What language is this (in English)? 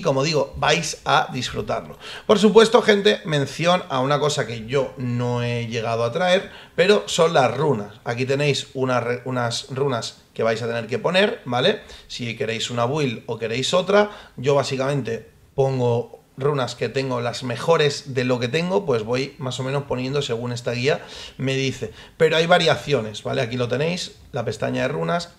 Spanish